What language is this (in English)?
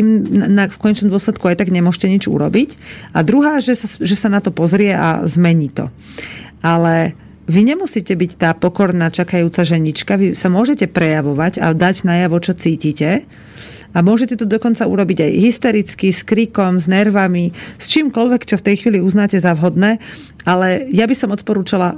Slovak